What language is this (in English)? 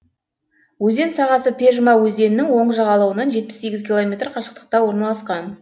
Kazakh